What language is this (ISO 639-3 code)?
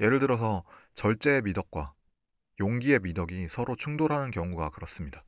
kor